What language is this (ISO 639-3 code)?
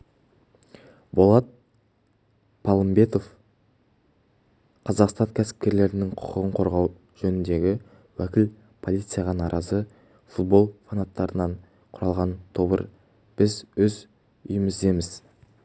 kaz